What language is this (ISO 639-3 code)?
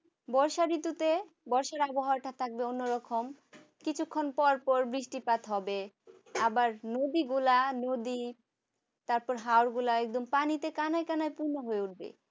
ben